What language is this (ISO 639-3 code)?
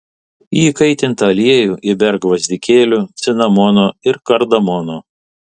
lit